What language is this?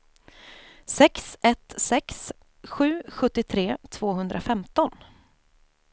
Swedish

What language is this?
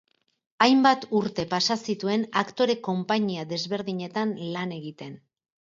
Basque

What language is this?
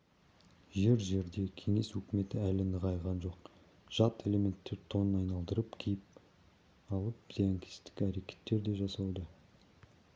Kazakh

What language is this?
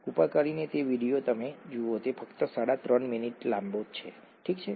Gujarati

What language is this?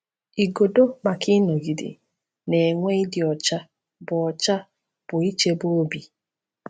Igbo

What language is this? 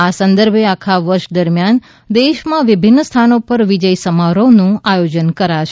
Gujarati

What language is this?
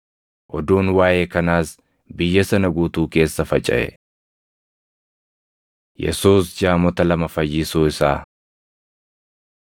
Oromo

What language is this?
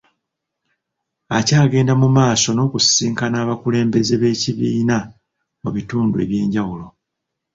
Ganda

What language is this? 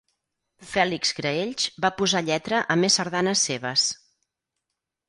Catalan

